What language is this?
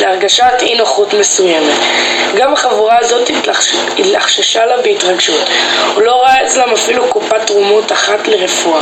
Hebrew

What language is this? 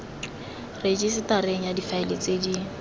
Tswana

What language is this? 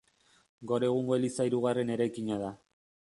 Basque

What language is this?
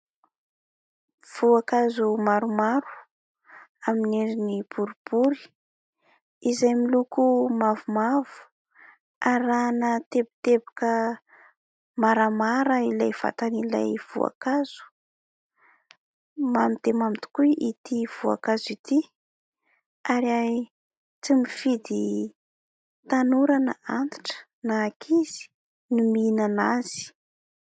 Malagasy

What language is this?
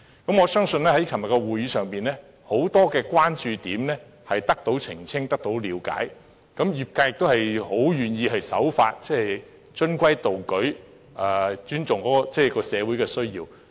Cantonese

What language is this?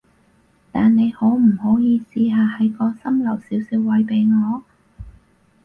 Cantonese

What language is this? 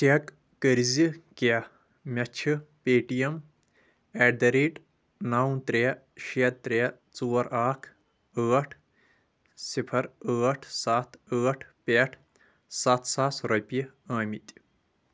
Kashmiri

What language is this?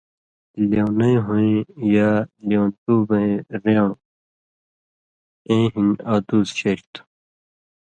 Indus Kohistani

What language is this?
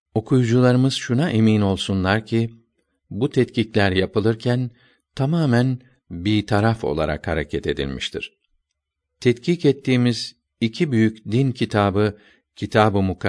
Turkish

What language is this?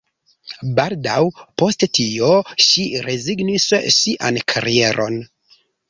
Esperanto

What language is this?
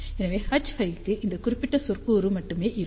Tamil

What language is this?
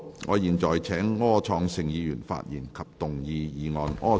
Cantonese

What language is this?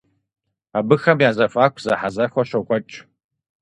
Kabardian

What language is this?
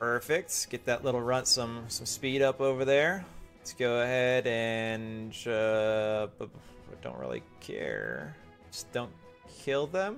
English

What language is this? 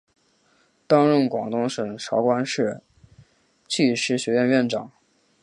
Chinese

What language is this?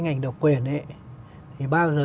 Vietnamese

